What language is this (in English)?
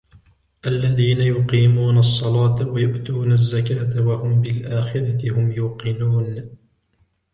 Arabic